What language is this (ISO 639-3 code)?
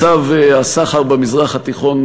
heb